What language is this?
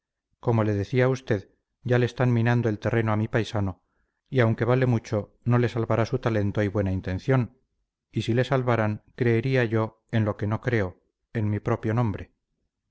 Spanish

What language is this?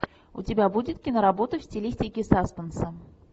Russian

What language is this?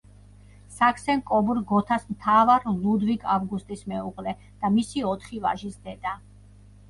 Georgian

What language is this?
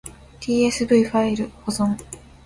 Japanese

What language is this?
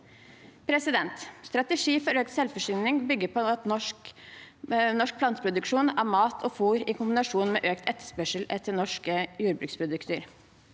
Norwegian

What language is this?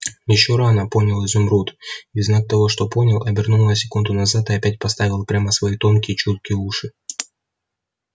Russian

